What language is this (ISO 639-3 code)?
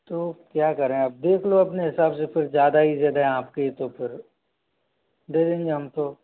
hin